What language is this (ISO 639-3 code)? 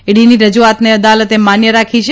guj